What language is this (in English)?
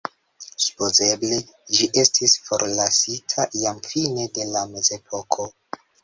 Esperanto